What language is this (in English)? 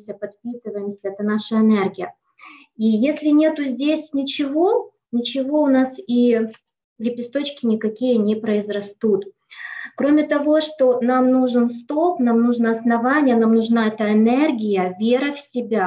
Russian